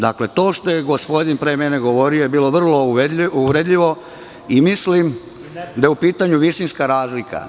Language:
Serbian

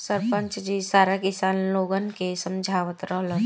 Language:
Bhojpuri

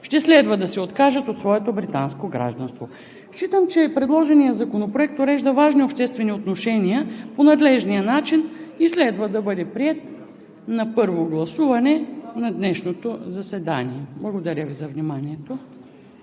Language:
Bulgarian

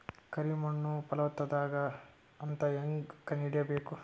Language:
Kannada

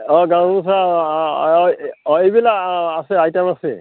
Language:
Assamese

